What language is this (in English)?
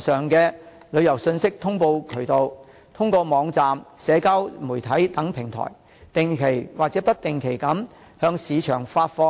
Cantonese